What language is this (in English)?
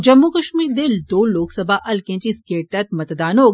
Dogri